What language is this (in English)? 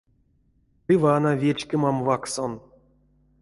Erzya